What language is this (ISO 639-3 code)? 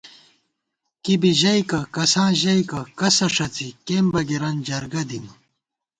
gwt